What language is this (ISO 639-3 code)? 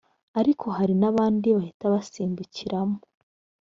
kin